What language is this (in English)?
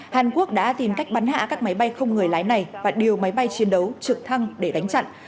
Vietnamese